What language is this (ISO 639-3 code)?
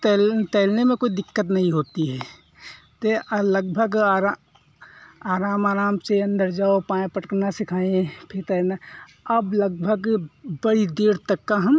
hin